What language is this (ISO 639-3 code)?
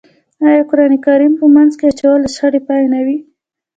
pus